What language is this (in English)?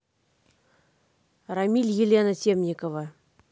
Russian